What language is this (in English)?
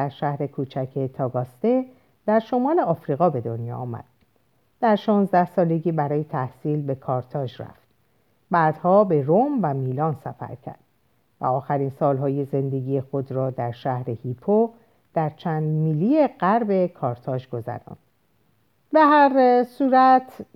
Persian